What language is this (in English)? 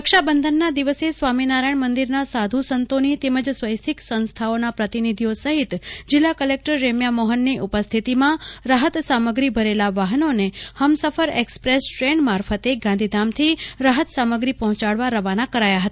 Gujarati